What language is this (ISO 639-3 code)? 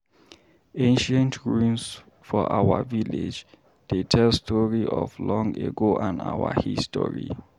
pcm